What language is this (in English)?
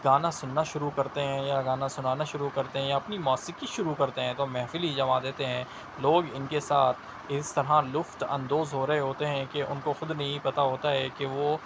Urdu